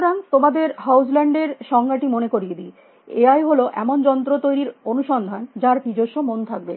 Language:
Bangla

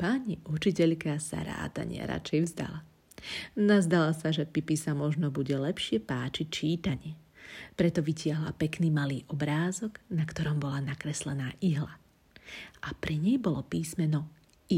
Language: Slovak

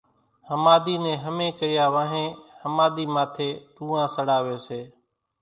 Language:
Kachi Koli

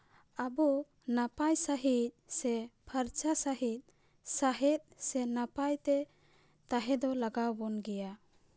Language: Santali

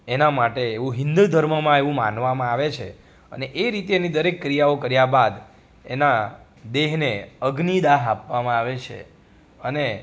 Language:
Gujarati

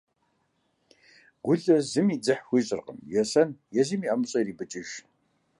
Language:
Kabardian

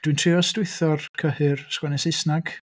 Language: Welsh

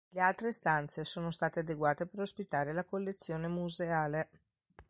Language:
Italian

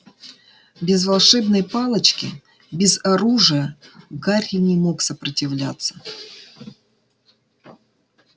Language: Russian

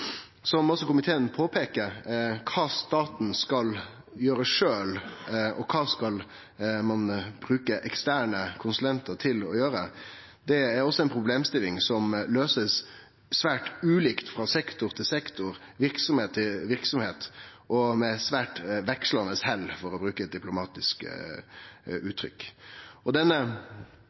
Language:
Norwegian Nynorsk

